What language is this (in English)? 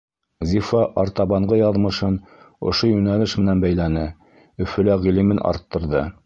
Bashkir